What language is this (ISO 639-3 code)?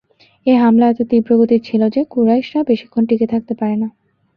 ben